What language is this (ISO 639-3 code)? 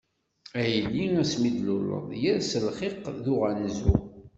kab